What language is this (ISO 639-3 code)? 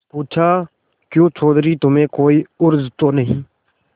hin